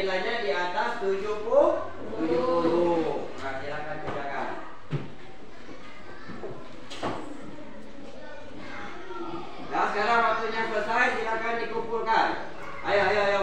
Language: Indonesian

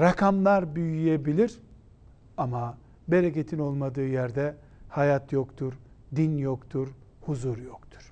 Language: Turkish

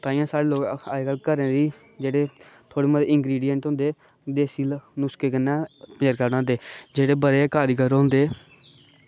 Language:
Dogri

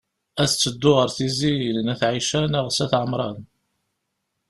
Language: Kabyle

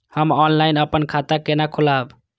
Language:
Maithili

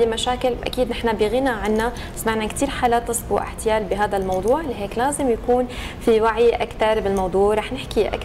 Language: Arabic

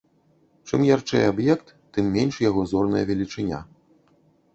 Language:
Belarusian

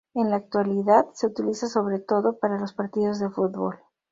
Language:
Spanish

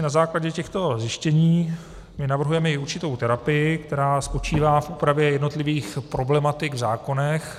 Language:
Czech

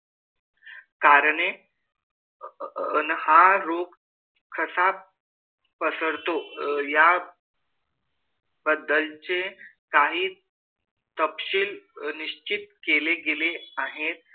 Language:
Marathi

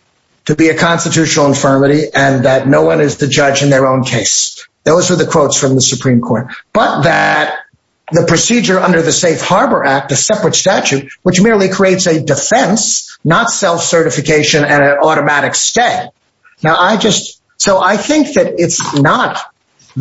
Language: English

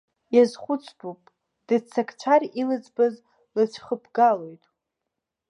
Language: Abkhazian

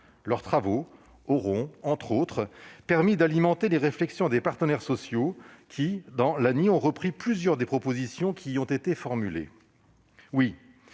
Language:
French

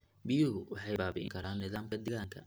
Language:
Somali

